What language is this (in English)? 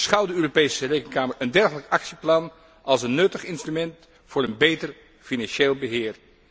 Dutch